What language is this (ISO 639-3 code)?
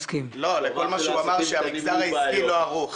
heb